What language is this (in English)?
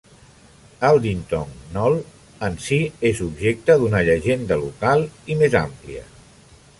Catalan